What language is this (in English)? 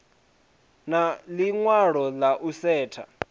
Venda